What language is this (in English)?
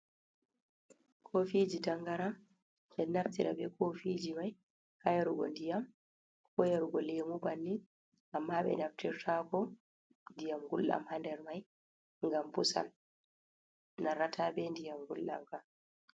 Fula